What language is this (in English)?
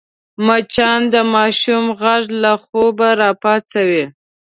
Pashto